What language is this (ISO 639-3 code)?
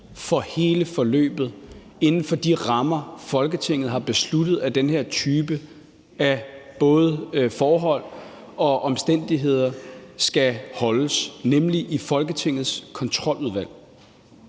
dan